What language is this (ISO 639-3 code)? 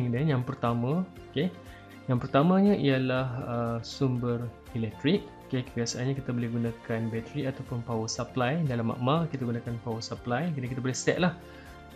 msa